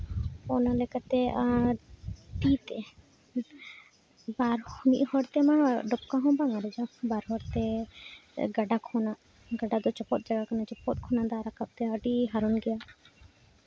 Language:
Santali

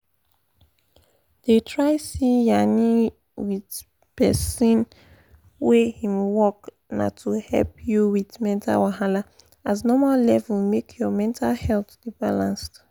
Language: Nigerian Pidgin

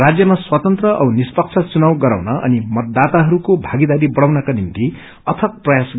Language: Nepali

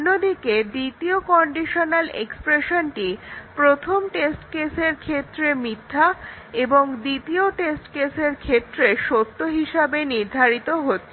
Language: Bangla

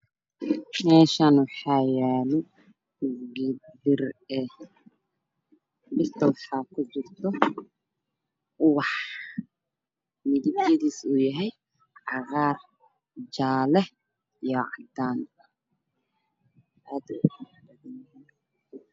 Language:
Somali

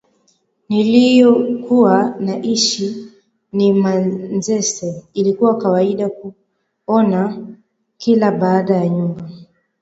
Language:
Swahili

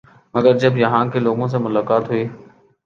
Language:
Urdu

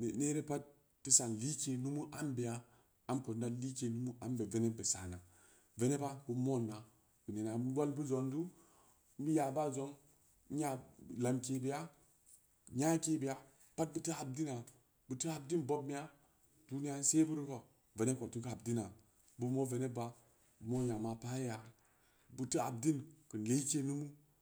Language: Samba Leko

